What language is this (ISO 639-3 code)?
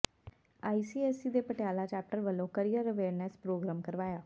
pan